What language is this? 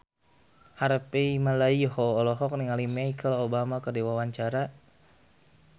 Sundanese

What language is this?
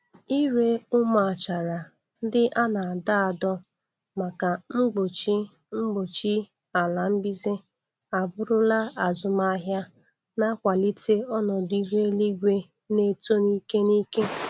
Igbo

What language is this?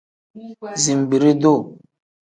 Tem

